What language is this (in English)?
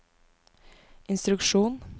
Norwegian